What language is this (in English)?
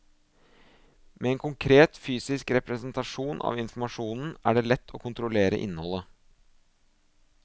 Norwegian